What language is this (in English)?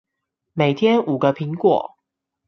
Chinese